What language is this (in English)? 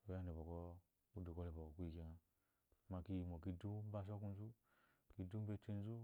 Eloyi